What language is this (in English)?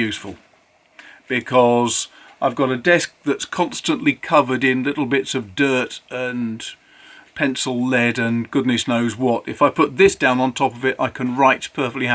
English